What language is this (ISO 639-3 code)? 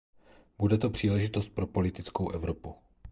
ces